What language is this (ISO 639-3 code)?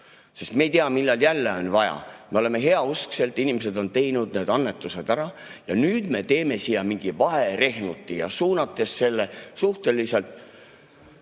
est